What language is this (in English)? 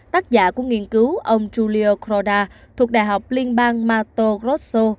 Vietnamese